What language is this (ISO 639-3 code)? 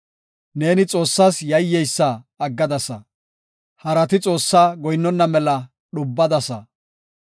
gof